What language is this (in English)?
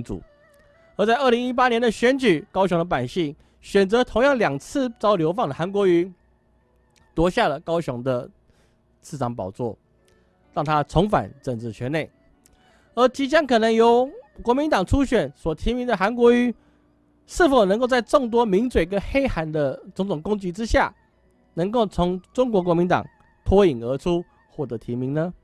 Chinese